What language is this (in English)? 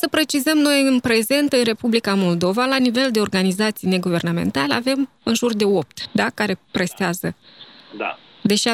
Romanian